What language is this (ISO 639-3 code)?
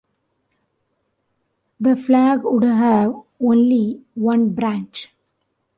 eng